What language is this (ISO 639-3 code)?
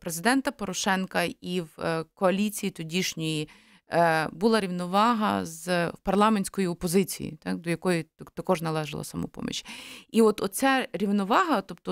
ukr